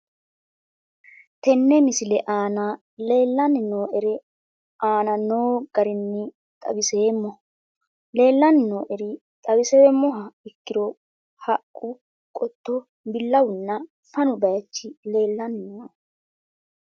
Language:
Sidamo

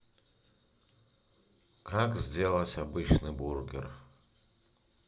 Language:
Russian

